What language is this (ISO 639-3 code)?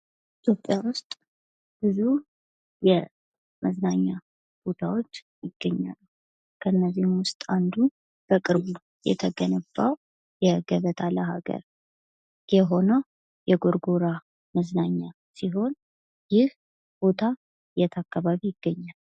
amh